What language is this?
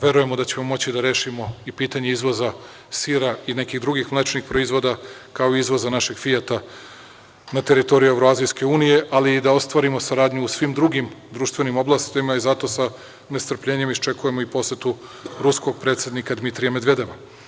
Serbian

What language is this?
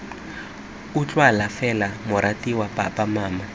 Tswana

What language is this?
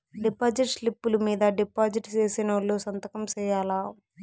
Telugu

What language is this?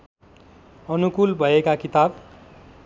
Nepali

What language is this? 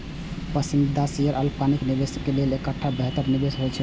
Maithili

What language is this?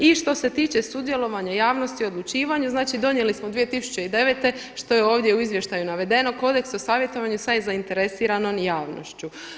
Croatian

